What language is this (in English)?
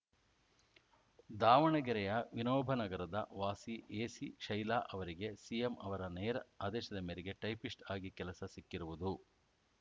Kannada